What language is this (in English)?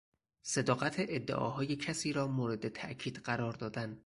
Persian